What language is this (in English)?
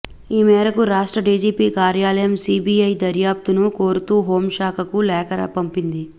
Telugu